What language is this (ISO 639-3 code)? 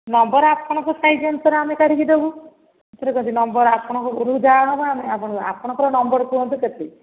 ori